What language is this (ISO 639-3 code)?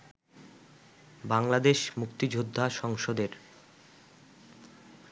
ben